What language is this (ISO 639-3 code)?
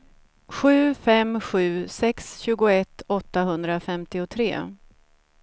swe